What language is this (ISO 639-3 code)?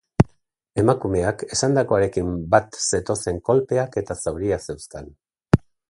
eus